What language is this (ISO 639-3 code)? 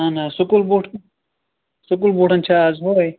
kas